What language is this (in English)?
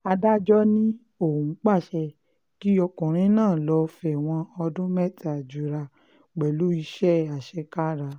Yoruba